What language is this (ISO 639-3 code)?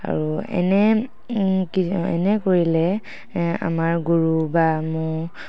asm